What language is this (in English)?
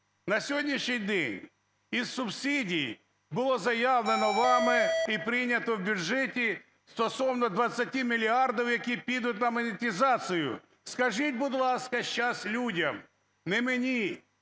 Ukrainian